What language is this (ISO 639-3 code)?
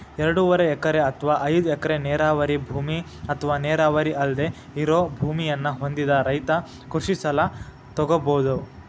kan